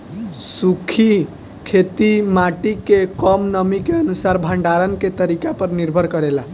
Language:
Bhojpuri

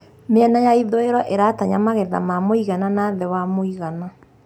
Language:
Kikuyu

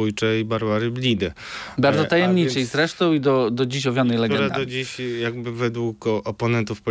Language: Polish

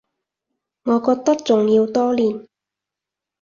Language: Cantonese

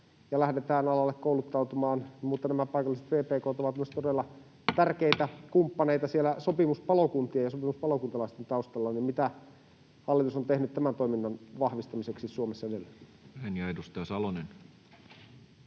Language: Finnish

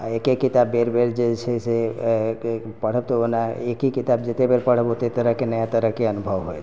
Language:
Maithili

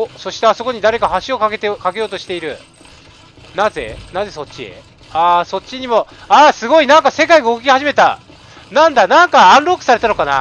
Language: Japanese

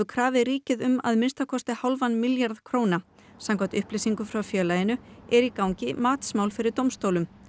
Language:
Icelandic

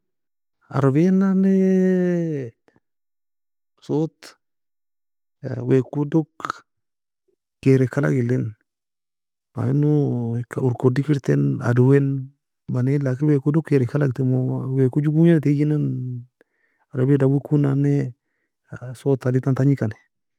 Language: Nobiin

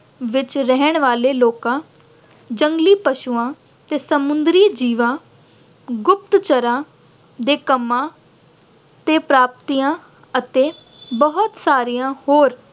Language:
Punjabi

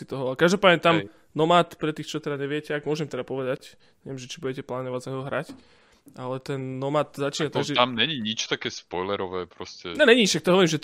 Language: Slovak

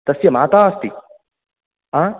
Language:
Sanskrit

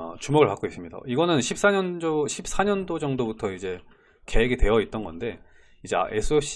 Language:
Korean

